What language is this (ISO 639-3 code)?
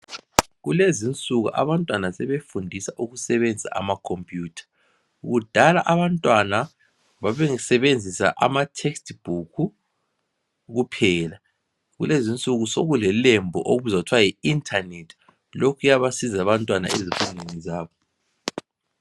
nde